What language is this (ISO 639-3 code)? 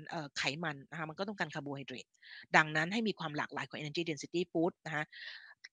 tha